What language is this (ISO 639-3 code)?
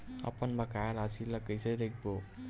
hne